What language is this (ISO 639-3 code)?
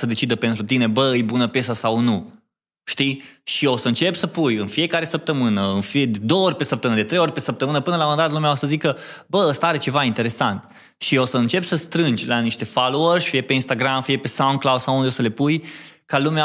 ron